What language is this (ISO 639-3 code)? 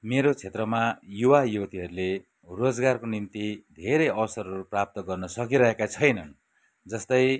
nep